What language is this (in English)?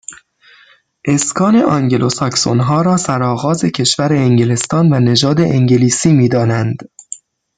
Persian